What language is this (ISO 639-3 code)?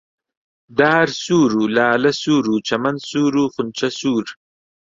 ckb